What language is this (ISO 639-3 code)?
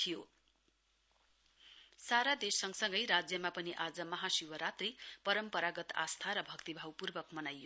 nep